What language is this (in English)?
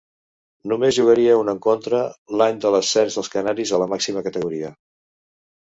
Catalan